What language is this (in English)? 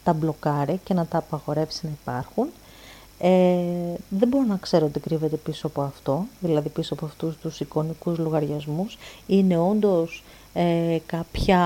Greek